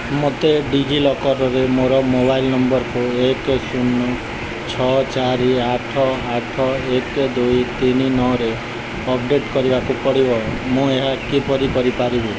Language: Odia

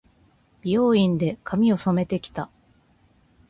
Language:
Japanese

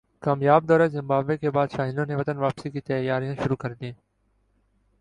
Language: Urdu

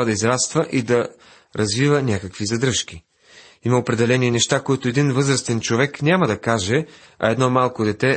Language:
Bulgarian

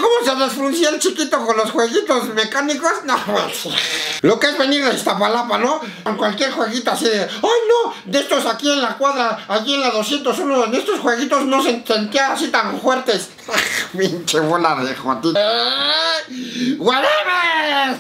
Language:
Spanish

